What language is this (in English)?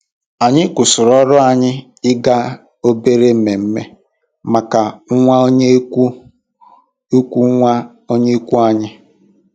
Igbo